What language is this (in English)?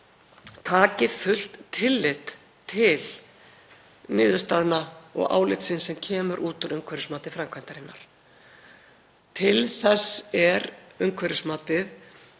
Icelandic